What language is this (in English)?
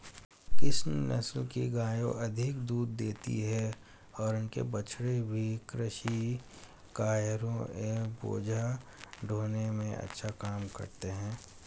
Hindi